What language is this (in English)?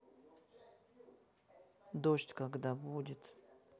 Russian